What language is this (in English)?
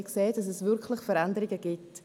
Swiss German